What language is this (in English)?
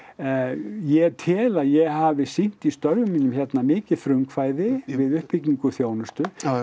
Icelandic